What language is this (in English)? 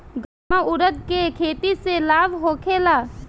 Bhojpuri